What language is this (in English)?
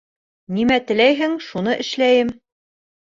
Bashkir